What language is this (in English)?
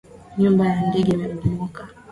Swahili